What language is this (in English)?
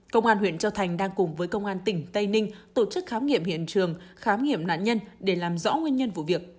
Vietnamese